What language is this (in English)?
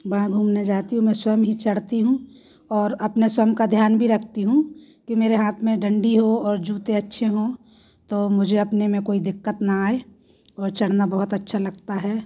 Hindi